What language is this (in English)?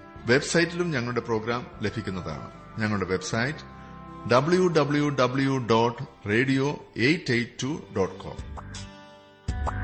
Malayalam